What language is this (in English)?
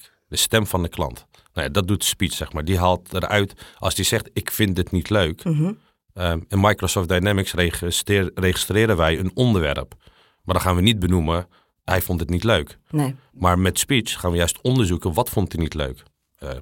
Dutch